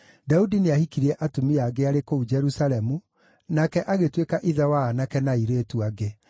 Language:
Kikuyu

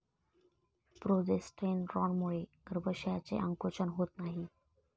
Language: Marathi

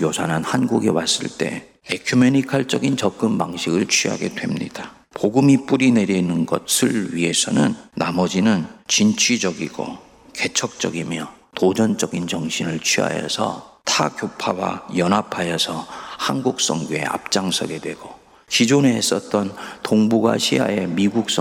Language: Korean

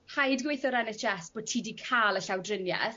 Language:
Welsh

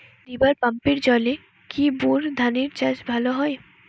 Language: Bangla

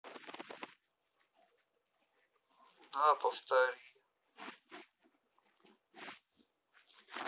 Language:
Russian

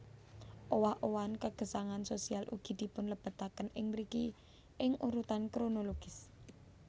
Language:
Javanese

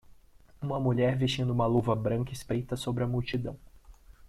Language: Portuguese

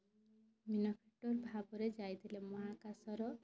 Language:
Odia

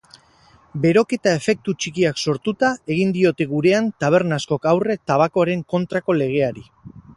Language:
Basque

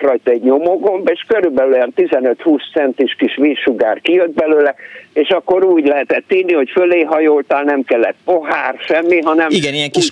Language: Hungarian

